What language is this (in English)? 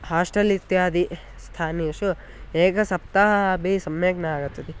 Sanskrit